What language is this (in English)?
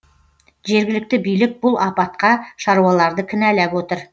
Kazakh